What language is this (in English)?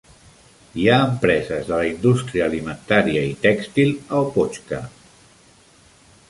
Catalan